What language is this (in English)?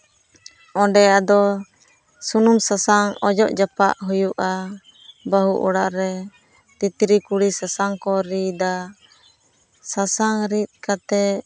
Santali